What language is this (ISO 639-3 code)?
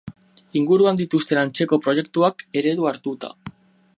eus